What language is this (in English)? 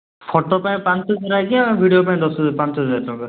Odia